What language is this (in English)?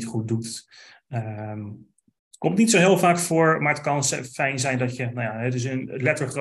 Dutch